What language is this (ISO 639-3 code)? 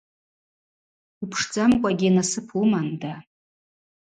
abq